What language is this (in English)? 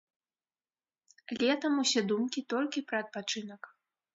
Belarusian